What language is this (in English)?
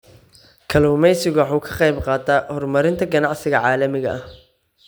Somali